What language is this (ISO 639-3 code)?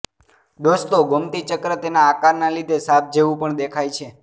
guj